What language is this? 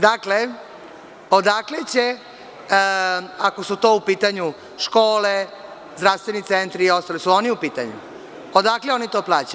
Serbian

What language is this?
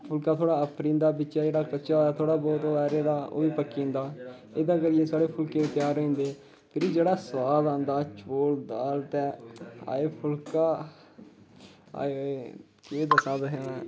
Dogri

